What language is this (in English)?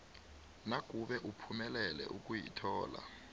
South Ndebele